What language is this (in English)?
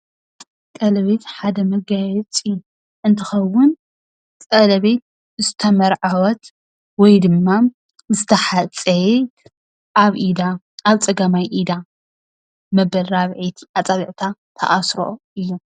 Tigrinya